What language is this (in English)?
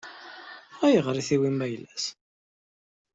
Kabyle